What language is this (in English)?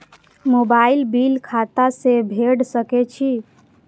Maithili